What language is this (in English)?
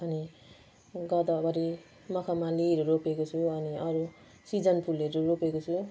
Nepali